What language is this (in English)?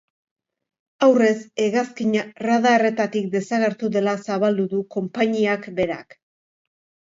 Basque